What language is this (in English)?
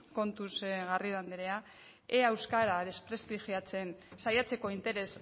Basque